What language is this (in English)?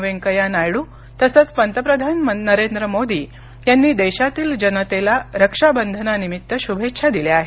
Marathi